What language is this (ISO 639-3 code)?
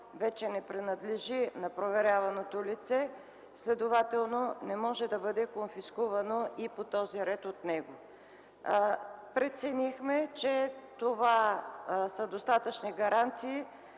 bul